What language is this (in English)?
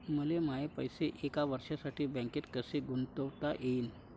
Marathi